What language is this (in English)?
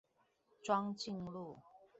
Chinese